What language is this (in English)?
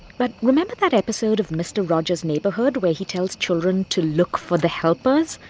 English